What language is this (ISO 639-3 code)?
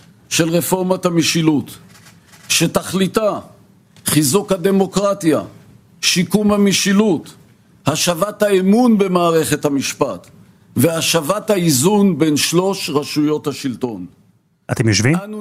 heb